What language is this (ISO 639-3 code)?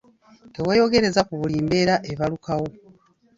lug